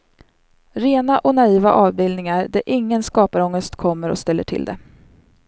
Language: Swedish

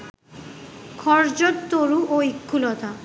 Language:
Bangla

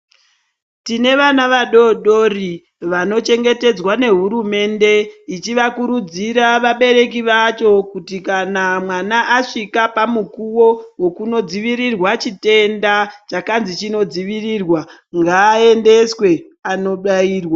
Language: Ndau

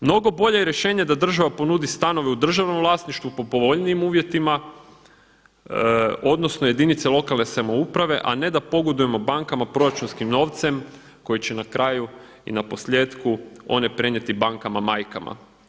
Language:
Croatian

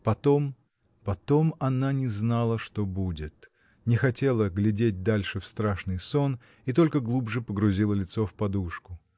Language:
Russian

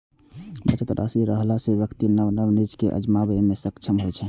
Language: Maithili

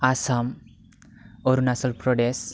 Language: Bodo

